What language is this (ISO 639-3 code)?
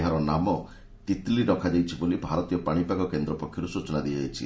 ori